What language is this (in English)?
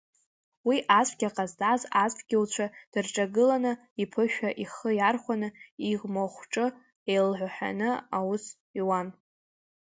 Abkhazian